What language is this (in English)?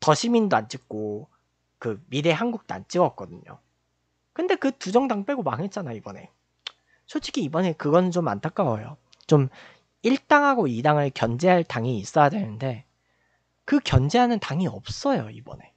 Korean